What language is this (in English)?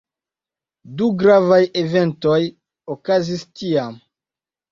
Esperanto